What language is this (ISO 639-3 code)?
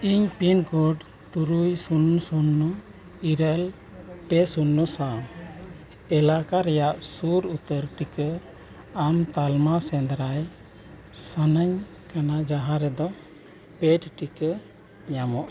sat